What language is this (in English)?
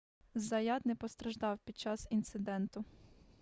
Ukrainian